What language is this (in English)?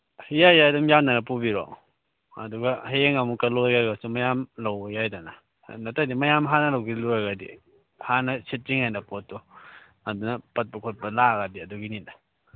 Manipuri